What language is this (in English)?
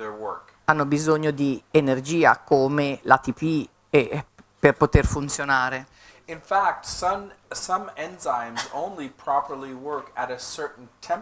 Italian